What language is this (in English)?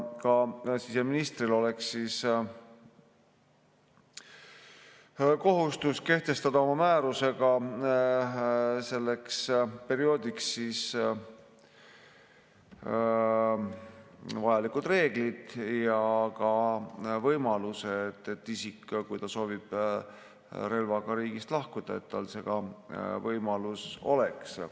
Estonian